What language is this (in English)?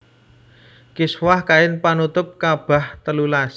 Javanese